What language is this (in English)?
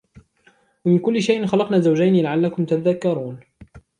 Arabic